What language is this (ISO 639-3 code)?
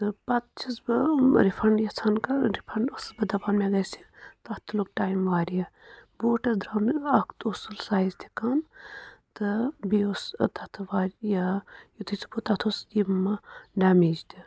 kas